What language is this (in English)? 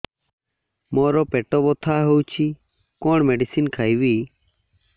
Odia